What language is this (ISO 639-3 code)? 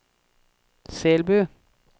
nor